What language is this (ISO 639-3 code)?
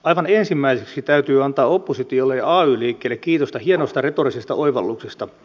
fin